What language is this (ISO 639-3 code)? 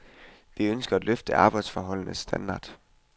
dan